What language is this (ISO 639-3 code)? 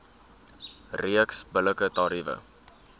afr